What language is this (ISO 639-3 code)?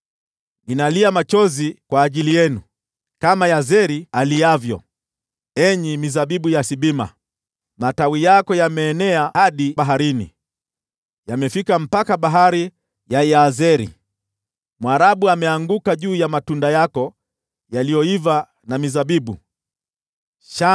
swa